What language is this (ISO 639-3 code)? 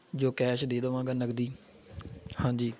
pan